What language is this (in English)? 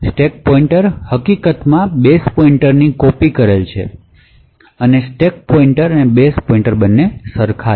Gujarati